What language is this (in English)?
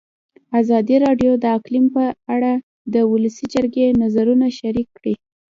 Pashto